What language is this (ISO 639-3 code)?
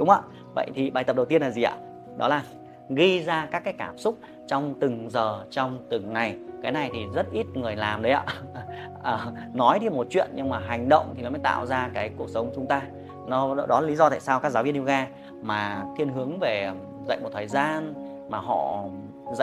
vie